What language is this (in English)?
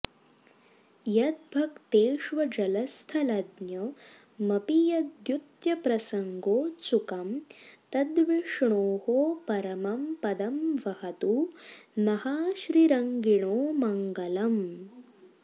Sanskrit